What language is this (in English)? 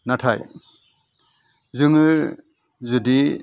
Bodo